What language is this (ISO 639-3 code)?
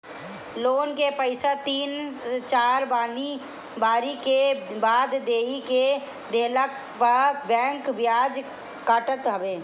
bho